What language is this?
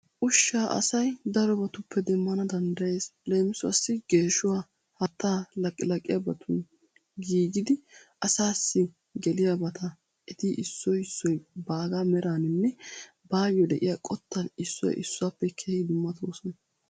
Wolaytta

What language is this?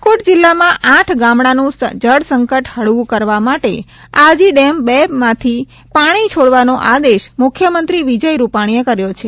Gujarati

